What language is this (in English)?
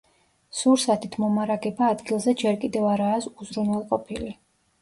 Georgian